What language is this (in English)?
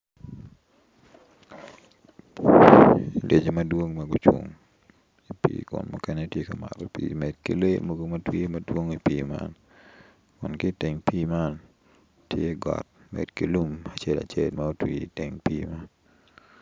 Acoli